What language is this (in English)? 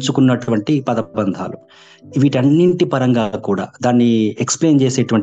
Telugu